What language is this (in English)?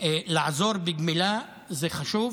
Hebrew